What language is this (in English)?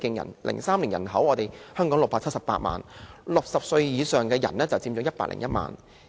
Cantonese